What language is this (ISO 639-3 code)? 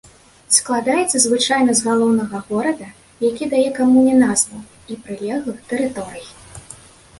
bel